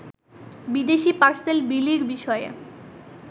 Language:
Bangla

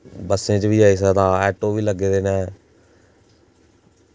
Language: Dogri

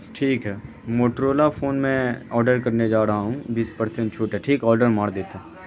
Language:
Urdu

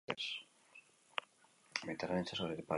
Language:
Basque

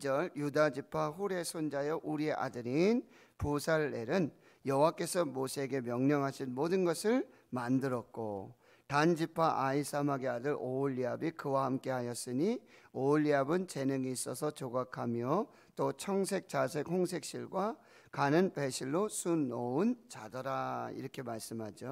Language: Korean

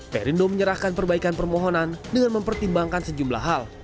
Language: Indonesian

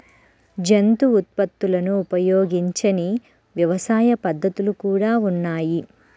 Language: Telugu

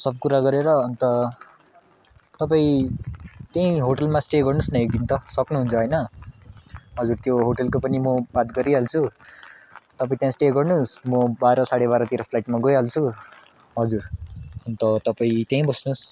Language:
Nepali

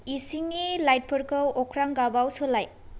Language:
Bodo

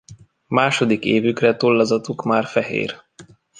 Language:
Hungarian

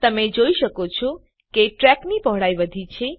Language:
Gujarati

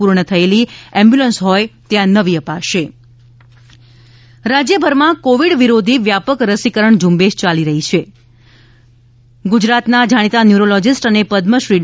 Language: Gujarati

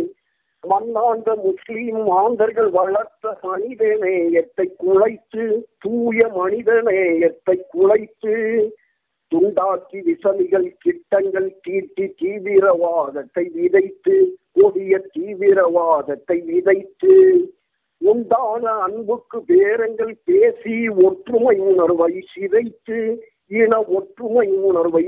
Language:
Tamil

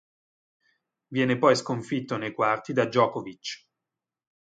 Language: Italian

